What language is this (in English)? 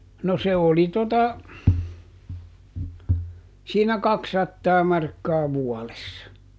Finnish